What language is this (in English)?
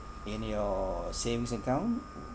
English